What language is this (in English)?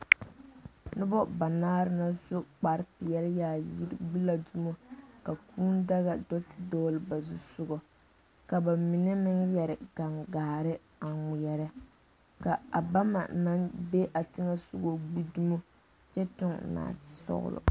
Southern Dagaare